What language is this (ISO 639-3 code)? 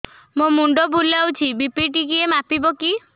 ori